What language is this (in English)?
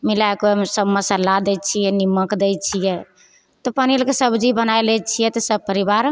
Maithili